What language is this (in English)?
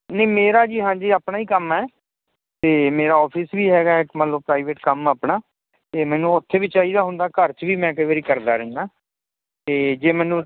Punjabi